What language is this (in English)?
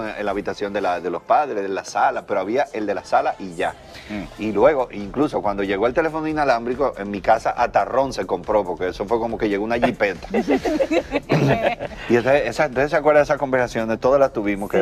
Spanish